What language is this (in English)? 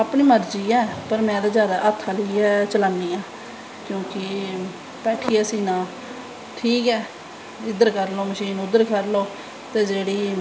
Dogri